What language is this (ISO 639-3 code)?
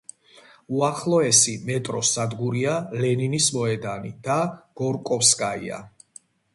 kat